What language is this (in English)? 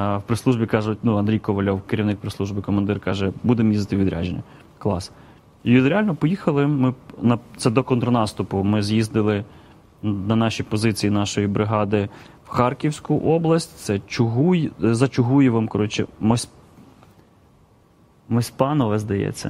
Russian